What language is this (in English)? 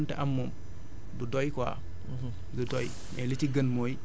Wolof